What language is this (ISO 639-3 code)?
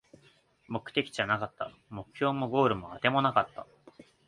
jpn